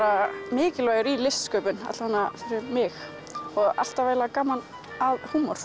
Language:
Icelandic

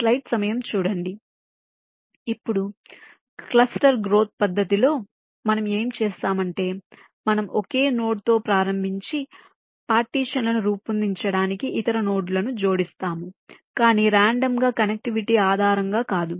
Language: Telugu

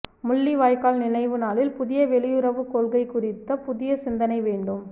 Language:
Tamil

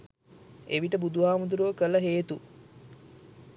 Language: Sinhala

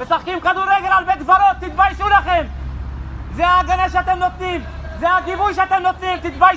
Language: Hebrew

